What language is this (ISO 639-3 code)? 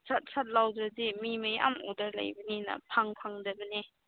mni